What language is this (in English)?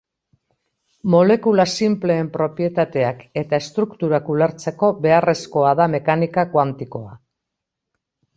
Basque